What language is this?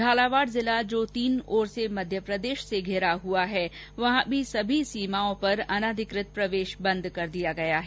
Hindi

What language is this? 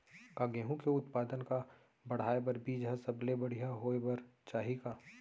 Chhattisgarhi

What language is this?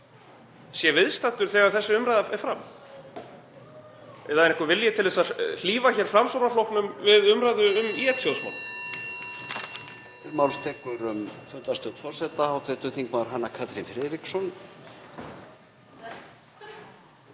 Icelandic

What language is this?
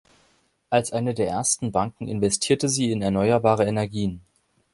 German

